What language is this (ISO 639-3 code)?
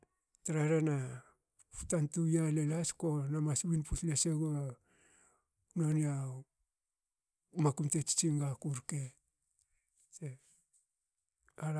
hao